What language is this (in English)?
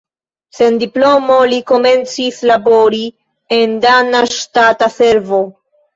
Esperanto